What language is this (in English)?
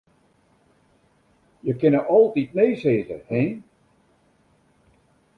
Western Frisian